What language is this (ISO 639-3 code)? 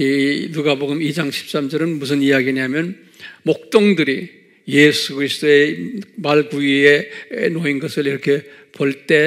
kor